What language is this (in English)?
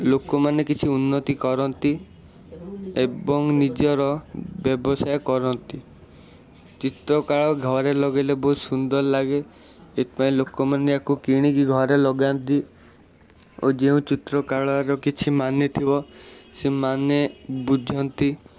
Odia